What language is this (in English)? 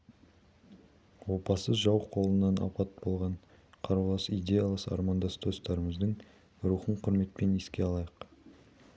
Kazakh